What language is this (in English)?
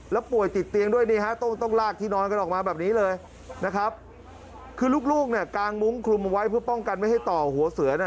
Thai